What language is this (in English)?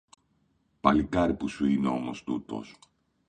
Greek